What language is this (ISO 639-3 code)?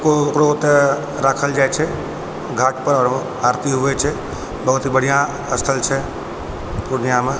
mai